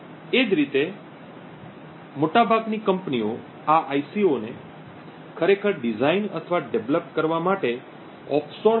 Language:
Gujarati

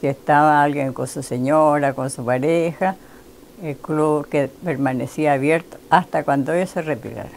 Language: Spanish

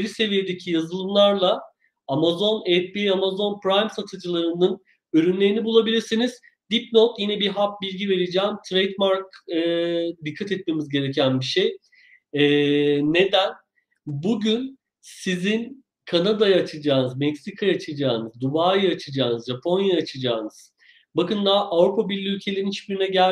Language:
Turkish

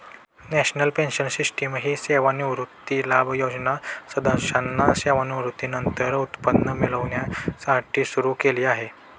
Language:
Marathi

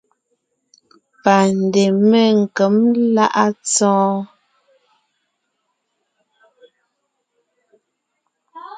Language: Ngiemboon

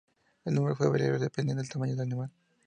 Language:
Spanish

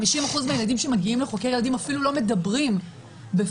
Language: Hebrew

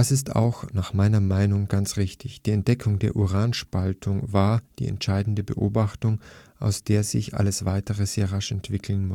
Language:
German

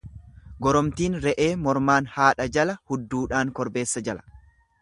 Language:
Oromo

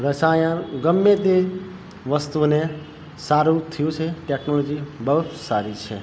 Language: Gujarati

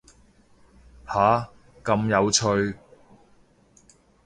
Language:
Cantonese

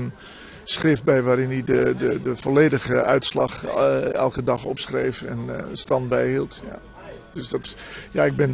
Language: Dutch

